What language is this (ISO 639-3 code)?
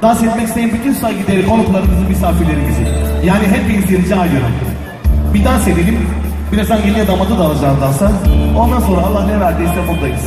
tur